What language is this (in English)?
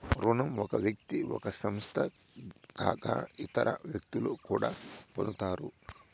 Telugu